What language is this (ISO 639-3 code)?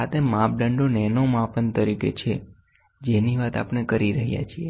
guj